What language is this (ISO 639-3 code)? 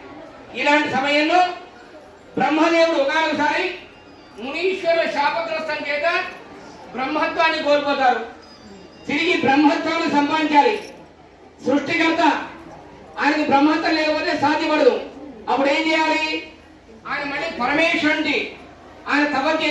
tel